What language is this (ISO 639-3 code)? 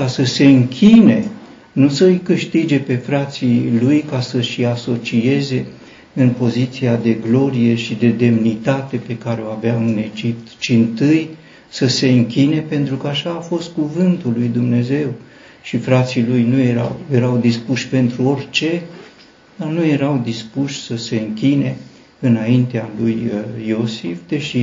ron